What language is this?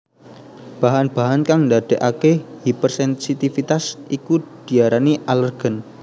Javanese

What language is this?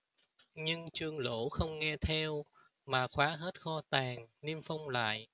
Vietnamese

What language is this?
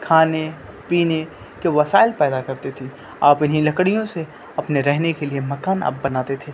Urdu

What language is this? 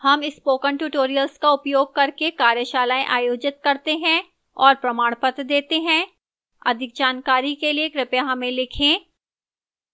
Hindi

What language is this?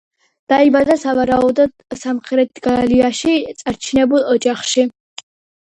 Georgian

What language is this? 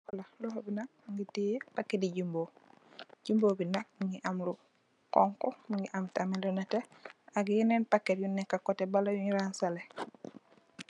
Wolof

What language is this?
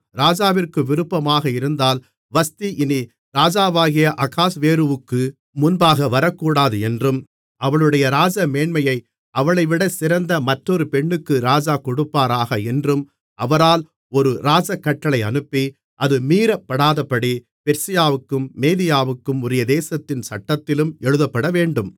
Tamil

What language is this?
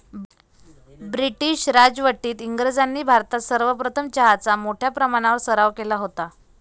Marathi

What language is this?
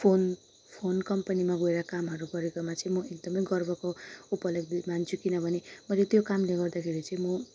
Nepali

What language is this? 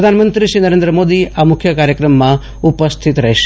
Gujarati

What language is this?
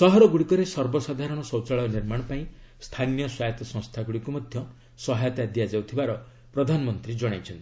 Odia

